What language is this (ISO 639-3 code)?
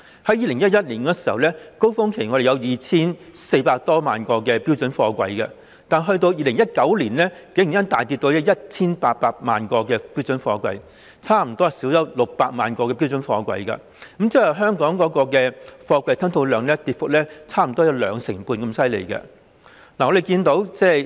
yue